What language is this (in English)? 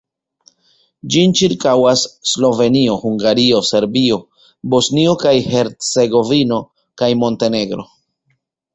Esperanto